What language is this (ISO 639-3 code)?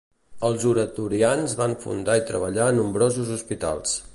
cat